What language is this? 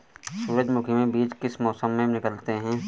Hindi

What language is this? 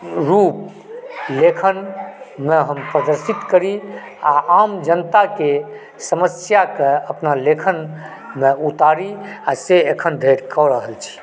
Maithili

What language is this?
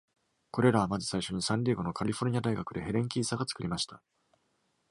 Japanese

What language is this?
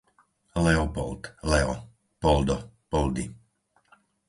Slovak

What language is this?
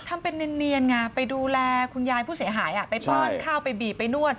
Thai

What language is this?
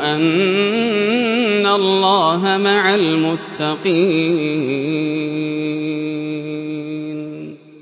Arabic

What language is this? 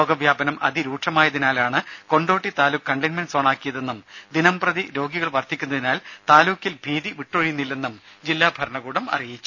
Malayalam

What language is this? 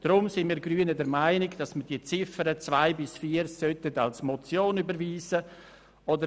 Swiss German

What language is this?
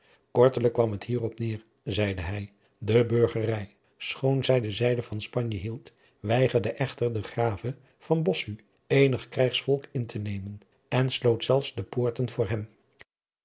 Dutch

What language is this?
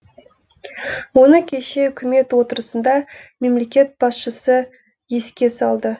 Kazakh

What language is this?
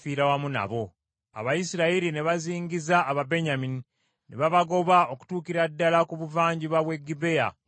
Ganda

